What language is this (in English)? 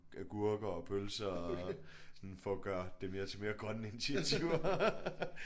Danish